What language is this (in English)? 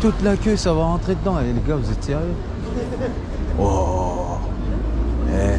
French